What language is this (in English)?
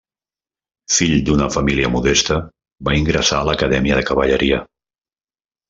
Catalan